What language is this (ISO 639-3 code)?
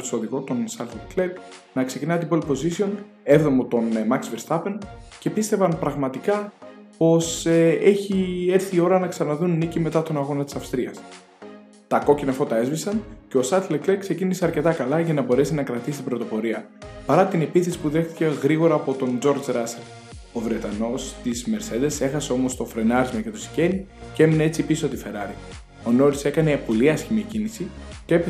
ell